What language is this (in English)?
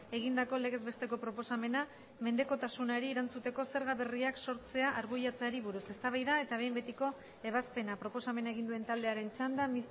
Basque